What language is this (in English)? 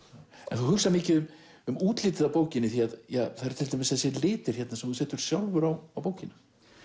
Icelandic